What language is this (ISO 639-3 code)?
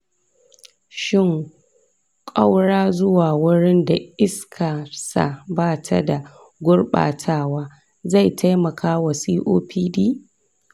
hau